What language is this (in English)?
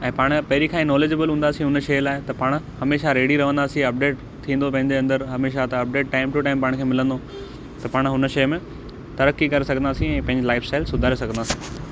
Sindhi